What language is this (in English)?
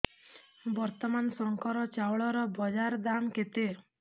Odia